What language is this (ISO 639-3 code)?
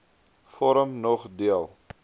afr